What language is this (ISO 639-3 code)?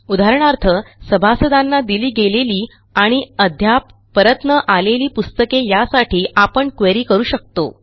mar